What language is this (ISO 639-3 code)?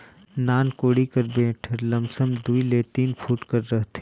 hne